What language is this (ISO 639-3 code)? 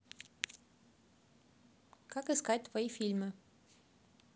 rus